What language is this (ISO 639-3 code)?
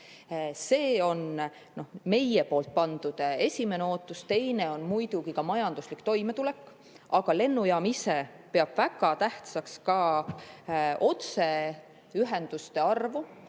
est